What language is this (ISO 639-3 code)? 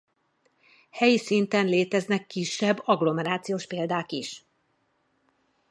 hun